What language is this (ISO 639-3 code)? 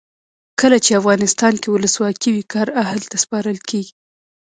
pus